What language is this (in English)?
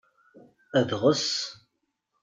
Kabyle